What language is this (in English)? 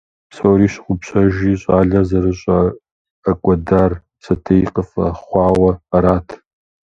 Kabardian